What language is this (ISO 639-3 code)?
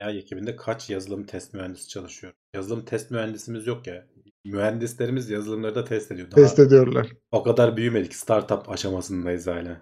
tur